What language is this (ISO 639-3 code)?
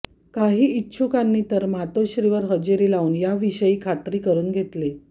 mar